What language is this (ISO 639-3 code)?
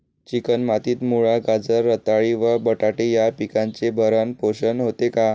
mar